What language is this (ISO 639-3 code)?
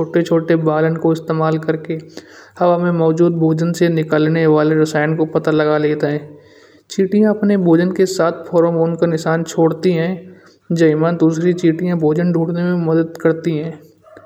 bjj